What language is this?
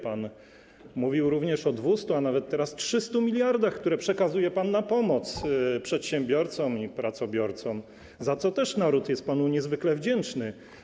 Polish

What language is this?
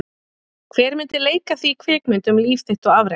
Icelandic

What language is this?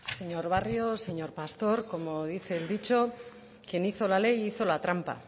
Spanish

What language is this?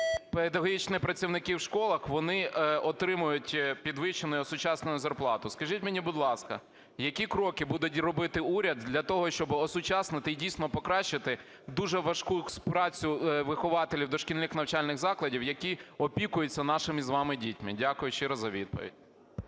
Ukrainian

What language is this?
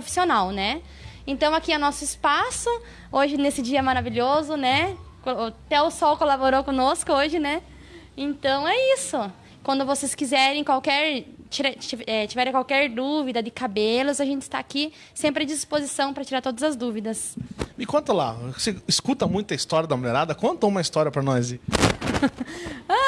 Portuguese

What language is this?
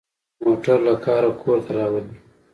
Pashto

